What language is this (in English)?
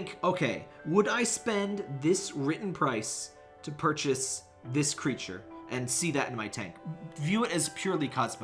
English